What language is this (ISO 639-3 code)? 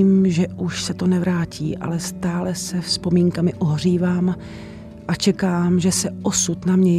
ces